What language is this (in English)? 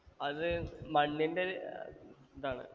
Malayalam